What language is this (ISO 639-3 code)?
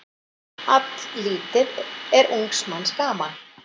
isl